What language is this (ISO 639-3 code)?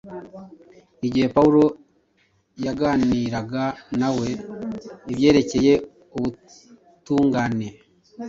kin